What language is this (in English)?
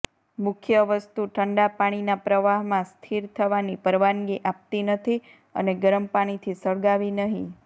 Gujarati